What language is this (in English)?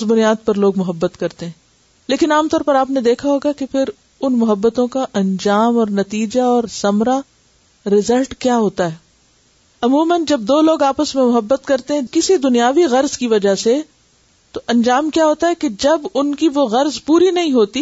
Urdu